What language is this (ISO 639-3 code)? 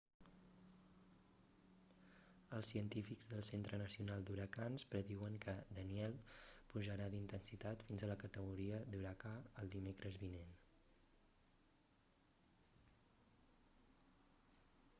cat